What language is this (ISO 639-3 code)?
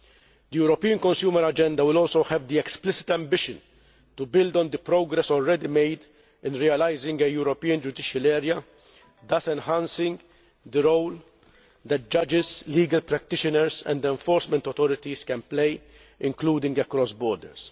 eng